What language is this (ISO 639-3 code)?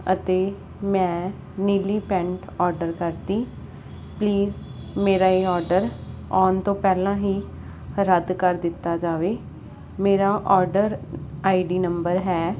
pan